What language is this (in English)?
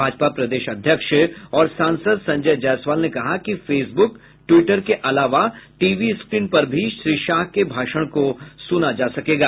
Hindi